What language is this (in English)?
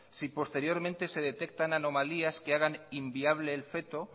Spanish